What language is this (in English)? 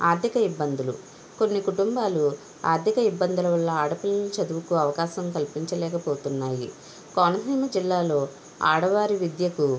Telugu